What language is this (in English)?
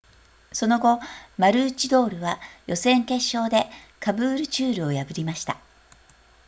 Japanese